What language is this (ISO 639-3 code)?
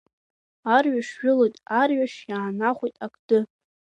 abk